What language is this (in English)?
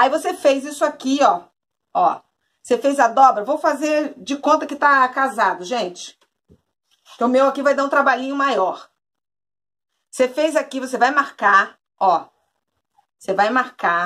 Portuguese